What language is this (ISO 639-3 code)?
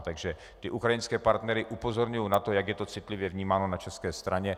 ces